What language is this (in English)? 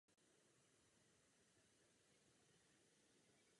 Czech